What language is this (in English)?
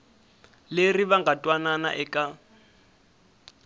Tsonga